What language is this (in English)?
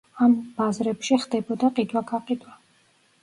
Georgian